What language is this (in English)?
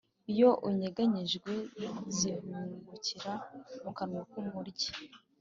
Kinyarwanda